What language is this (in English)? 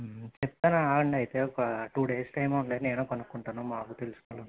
Telugu